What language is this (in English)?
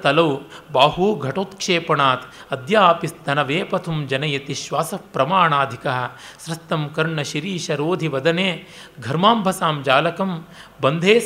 Kannada